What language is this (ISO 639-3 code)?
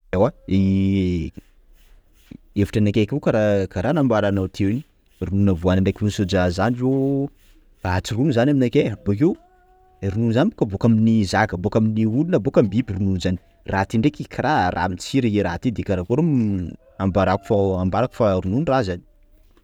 skg